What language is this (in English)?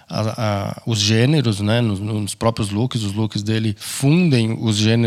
Portuguese